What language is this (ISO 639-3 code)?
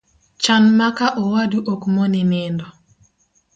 luo